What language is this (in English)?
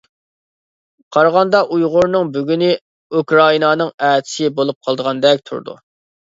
Uyghur